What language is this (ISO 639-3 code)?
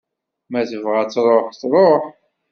kab